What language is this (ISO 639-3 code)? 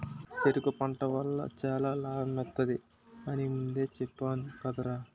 tel